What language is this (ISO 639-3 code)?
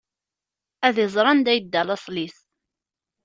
kab